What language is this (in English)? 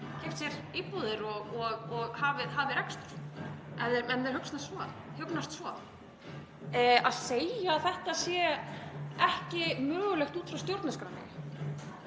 Icelandic